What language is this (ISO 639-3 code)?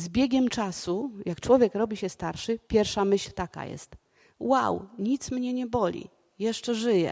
pol